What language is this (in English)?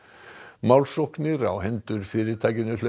Icelandic